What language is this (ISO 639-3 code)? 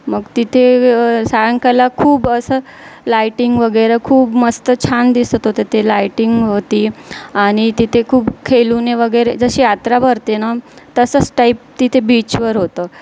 mar